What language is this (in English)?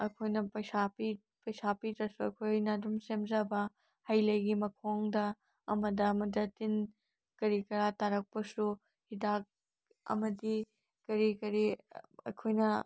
Manipuri